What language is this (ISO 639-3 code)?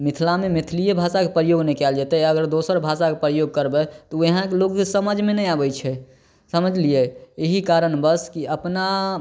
mai